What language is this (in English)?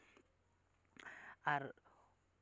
Santali